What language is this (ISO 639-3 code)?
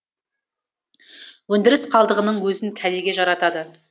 kaz